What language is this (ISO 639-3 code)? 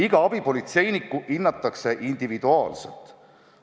est